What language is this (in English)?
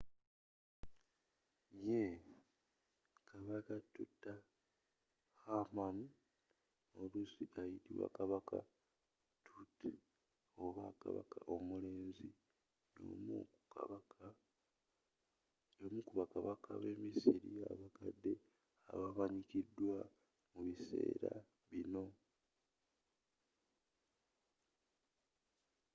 Ganda